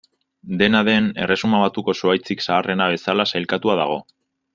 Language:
Basque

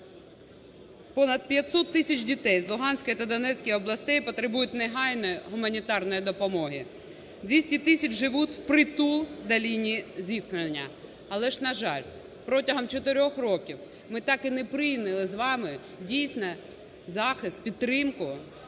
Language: Ukrainian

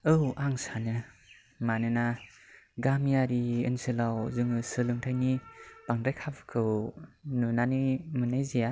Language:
Bodo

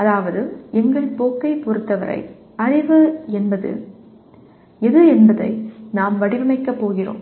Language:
Tamil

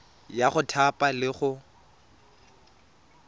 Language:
Tswana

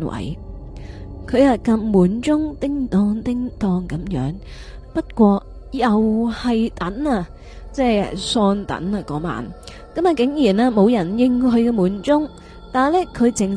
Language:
Chinese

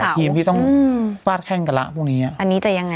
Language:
Thai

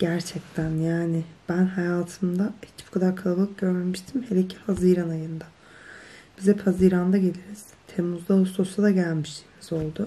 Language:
Turkish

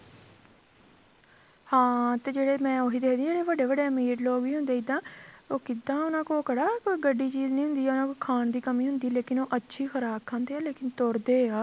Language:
Punjabi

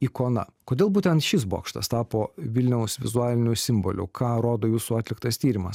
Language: Lithuanian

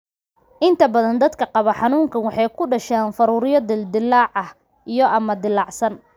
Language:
Somali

